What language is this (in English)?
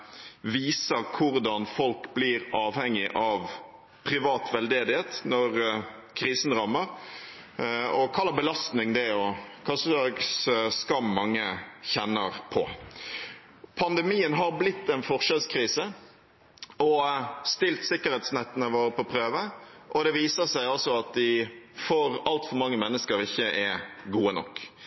Norwegian Bokmål